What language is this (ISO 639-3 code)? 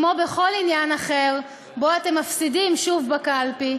heb